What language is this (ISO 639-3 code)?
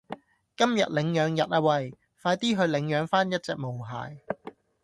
yue